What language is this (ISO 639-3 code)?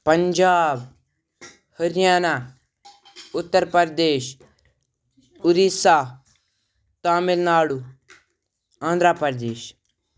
kas